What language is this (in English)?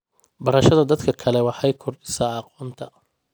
Somali